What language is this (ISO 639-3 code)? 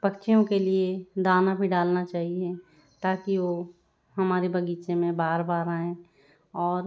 hin